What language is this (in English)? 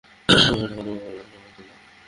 Bangla